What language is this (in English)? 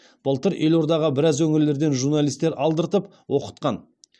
Kazakh